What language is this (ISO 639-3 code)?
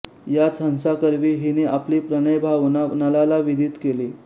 mar